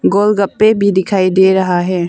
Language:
Hindi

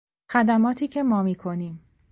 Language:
Persian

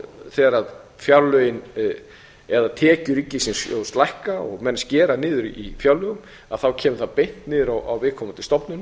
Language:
Icelandic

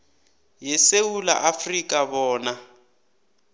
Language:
South Ndebele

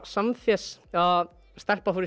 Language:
Icelandic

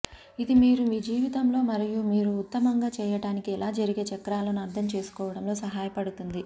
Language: Telugu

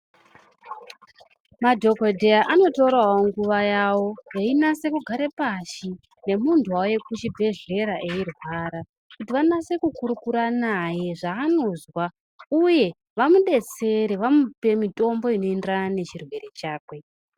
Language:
Ndau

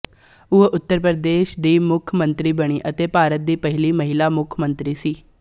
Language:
Punjabi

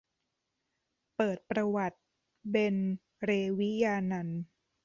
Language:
Thai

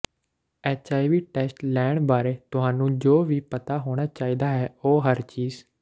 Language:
Punjabi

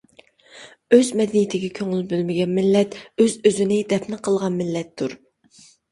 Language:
Uyghur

